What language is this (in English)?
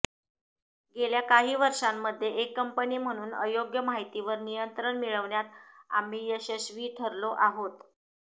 Marathi